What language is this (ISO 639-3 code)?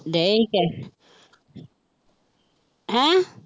pan